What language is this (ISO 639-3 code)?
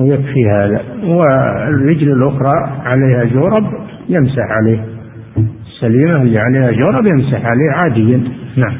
ara